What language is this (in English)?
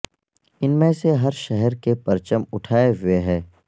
Urdu